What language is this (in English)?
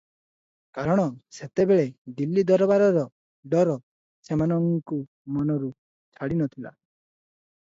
Odia